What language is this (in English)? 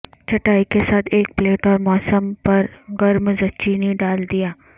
Urdu